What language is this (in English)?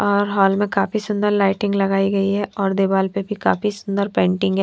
Hindi